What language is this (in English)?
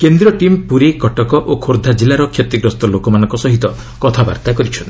Odia